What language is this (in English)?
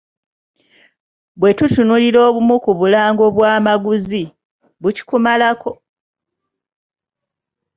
Ganda